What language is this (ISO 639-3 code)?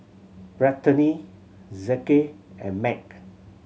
eng